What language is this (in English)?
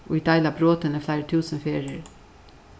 Faroese